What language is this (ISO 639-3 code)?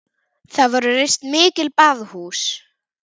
isl